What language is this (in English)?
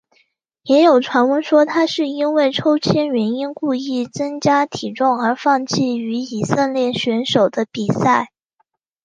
Chinese